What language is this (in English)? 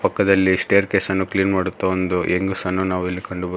Kannada